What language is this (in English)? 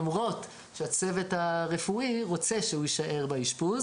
Hebrew